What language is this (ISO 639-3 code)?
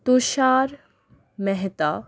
ben